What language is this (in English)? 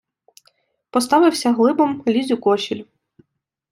Ukrainian